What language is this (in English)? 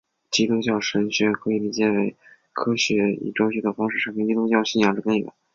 Chinese